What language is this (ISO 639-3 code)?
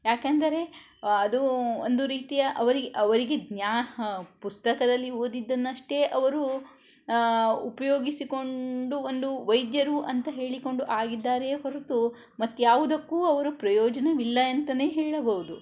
kan